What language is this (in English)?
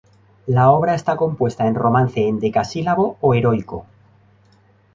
Spanish